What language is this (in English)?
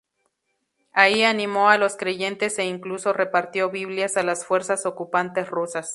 Spanish